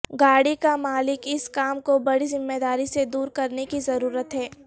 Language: Urdu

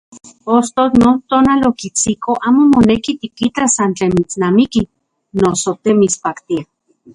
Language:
Central Puebla Nahuatl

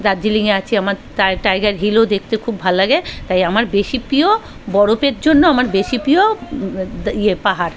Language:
Bangla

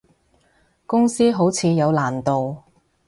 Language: Cantonese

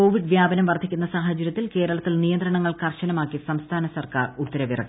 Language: Malayalam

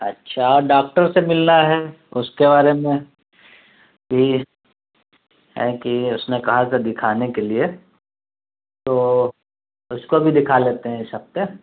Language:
Urdu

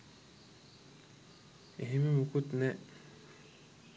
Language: Sinhala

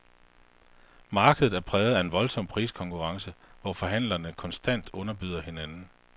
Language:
Danish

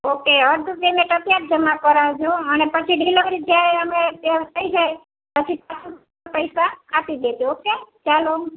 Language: Gujarati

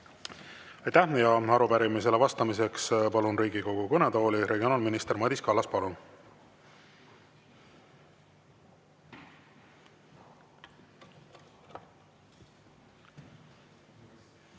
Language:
Estonian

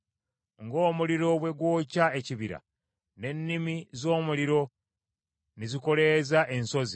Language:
Ganda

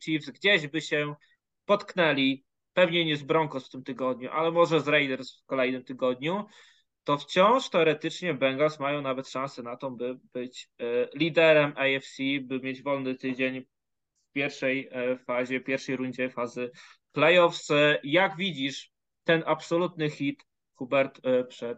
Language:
Polish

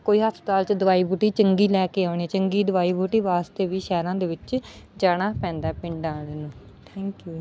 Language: Punjabi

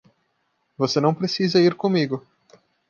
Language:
Portuguese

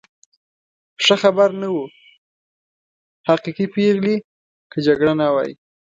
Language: Pashto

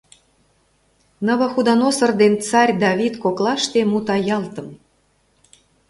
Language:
Mari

